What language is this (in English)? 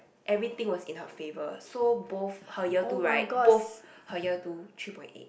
English